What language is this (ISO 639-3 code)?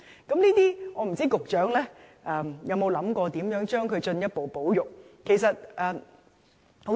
yue